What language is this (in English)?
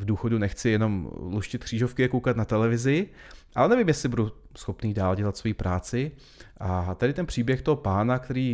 Czech